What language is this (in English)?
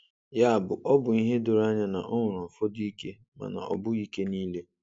Igbo